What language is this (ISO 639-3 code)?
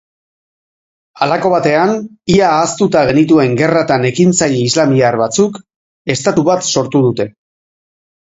eus